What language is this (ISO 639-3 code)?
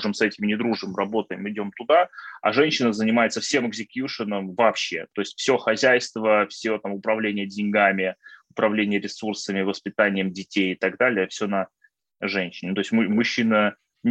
rus